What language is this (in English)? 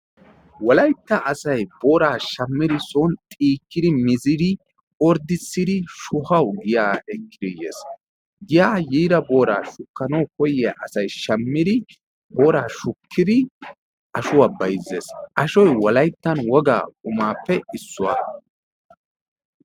Wolaytta